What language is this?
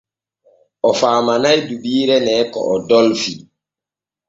Borgu Fulfulde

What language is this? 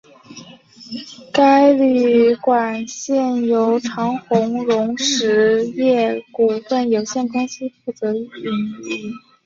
Chinese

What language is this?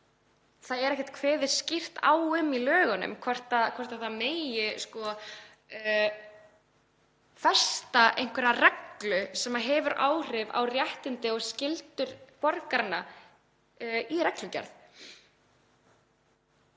Icelandic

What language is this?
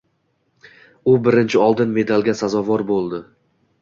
Uzbek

